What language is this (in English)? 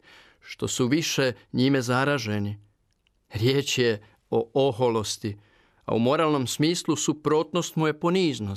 Croatian